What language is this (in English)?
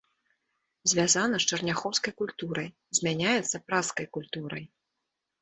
Belarusian